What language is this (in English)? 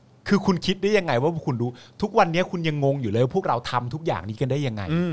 Thai